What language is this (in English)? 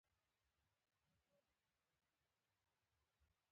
Pashto